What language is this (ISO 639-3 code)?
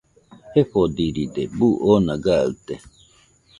hux